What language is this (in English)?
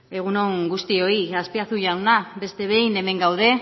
Basque